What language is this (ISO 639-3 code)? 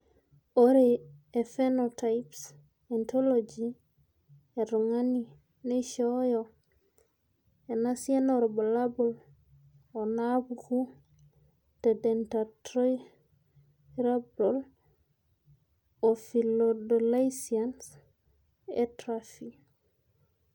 mas